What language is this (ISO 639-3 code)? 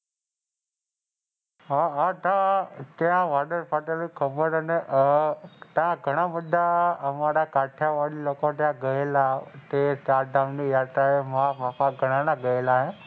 guj